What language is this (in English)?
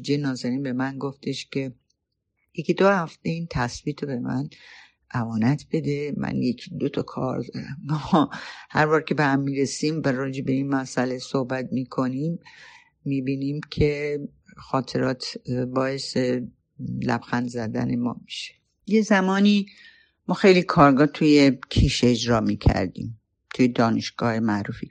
Persian